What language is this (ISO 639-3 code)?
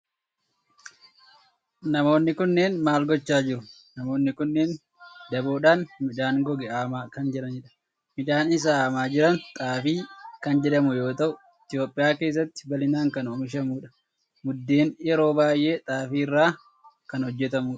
orm